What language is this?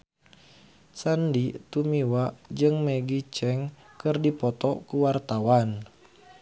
Sundanese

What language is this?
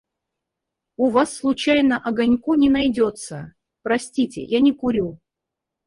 Russian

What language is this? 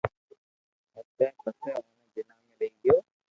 Loarki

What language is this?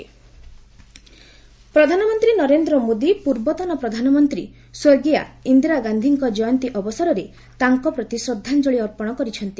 Odia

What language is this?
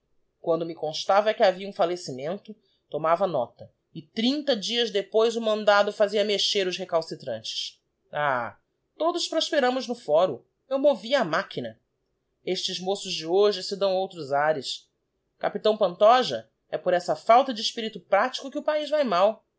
Portuguese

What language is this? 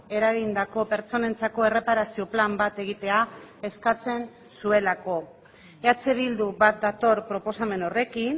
Basque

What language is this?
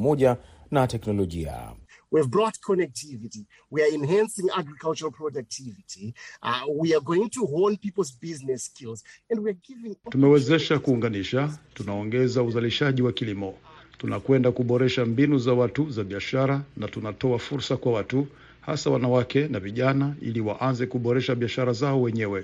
Swahili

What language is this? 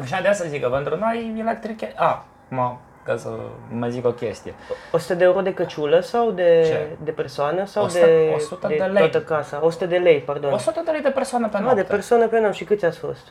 Romanian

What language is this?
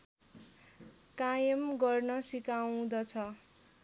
Nepali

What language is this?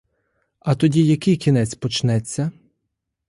Ukrainian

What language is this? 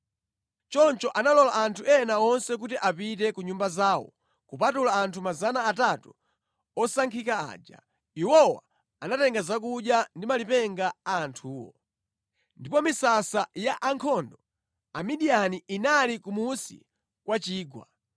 Nyanja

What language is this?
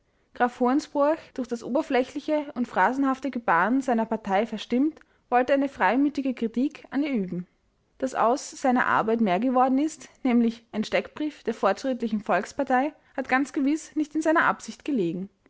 German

